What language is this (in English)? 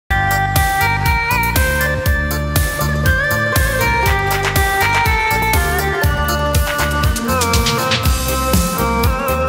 Vietnamese